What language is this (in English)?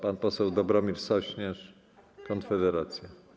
Polish